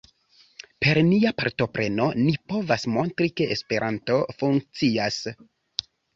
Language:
Esperanto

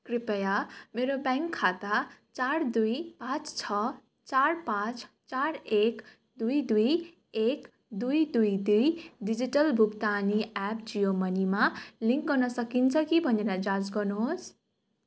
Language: Nepali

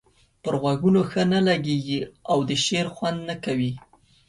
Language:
Pashto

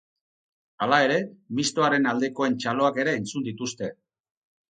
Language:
Basque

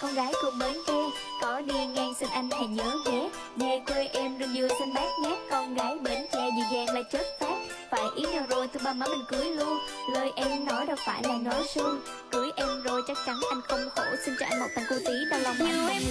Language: Vietnamese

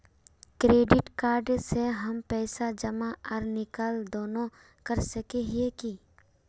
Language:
Magahi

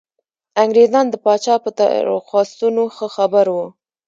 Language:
Pashto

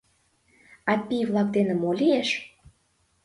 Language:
Mari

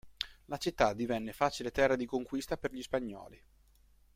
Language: Italian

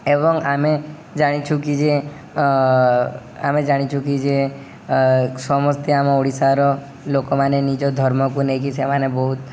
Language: Odia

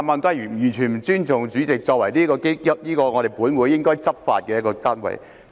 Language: Cantonese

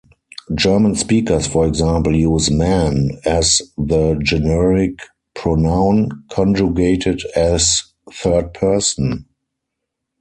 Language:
English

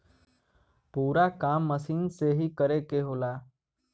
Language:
Bhojpuri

